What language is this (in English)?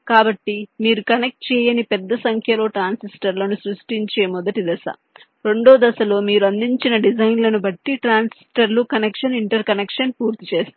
Telugu